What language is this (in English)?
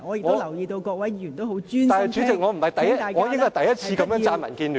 Cantonese